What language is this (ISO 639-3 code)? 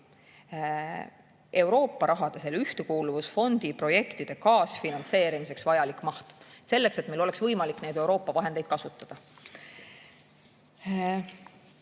est